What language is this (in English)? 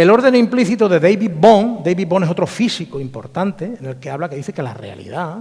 Spanish